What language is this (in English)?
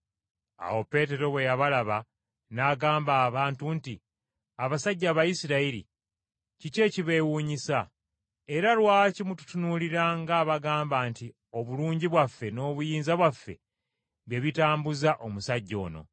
Ganda